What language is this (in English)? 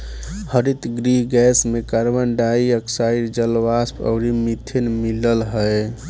Bhojpuri